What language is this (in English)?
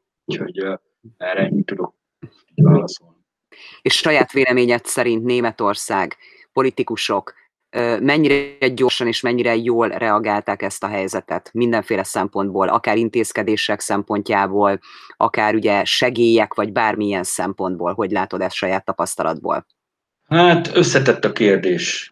Hungarian